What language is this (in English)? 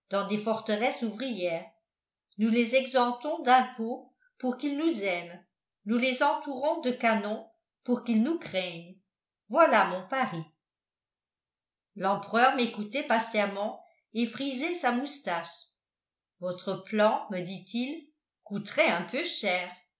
French